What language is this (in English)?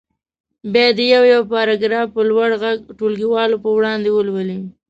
Pashto